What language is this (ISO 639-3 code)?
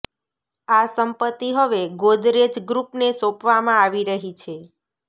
guj